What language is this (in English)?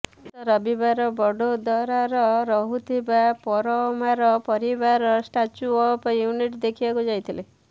Odia